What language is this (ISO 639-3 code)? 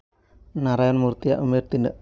sat